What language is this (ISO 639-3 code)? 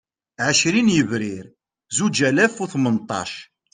kab